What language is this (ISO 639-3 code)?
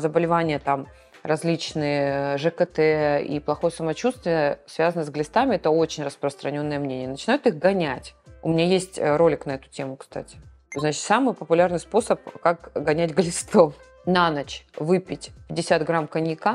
rus